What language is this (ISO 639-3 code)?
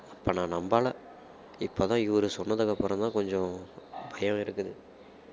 tam